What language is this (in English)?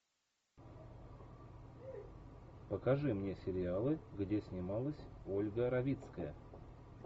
Russian